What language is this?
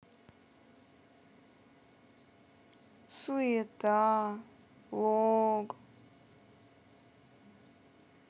Russian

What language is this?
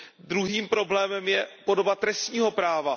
Czech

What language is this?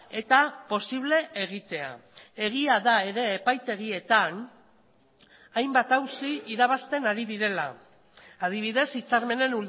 Basque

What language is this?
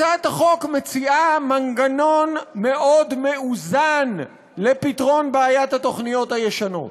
Hebrew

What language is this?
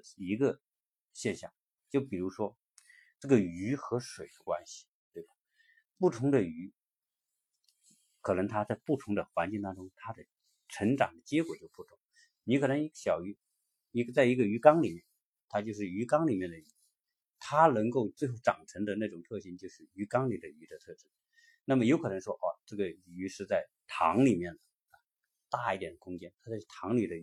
Chinese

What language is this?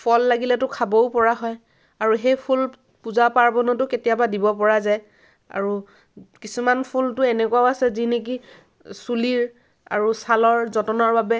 Assamese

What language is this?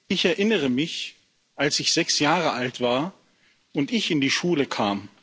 German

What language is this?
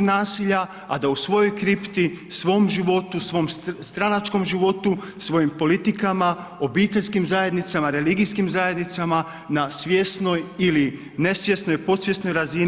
Croatian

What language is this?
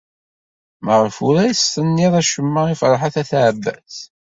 Kabyle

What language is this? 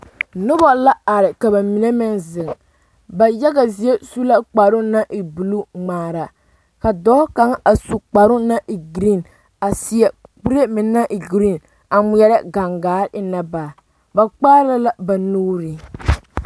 Southern Dagaare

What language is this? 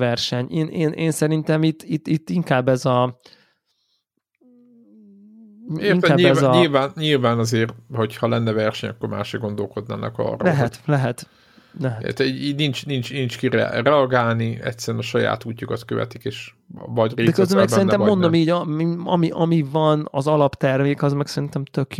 Hungarian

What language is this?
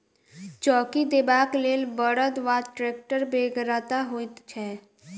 Maithili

